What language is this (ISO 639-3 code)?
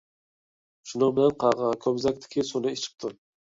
uig